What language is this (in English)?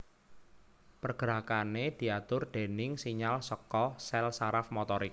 Javanese